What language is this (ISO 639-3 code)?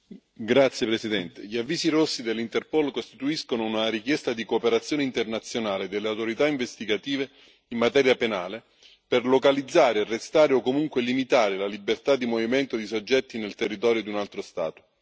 ita